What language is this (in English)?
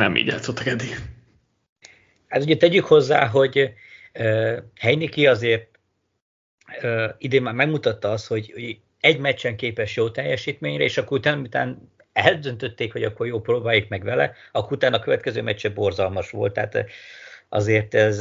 Hungarian